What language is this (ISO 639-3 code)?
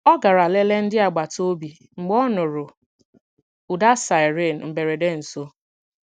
ibo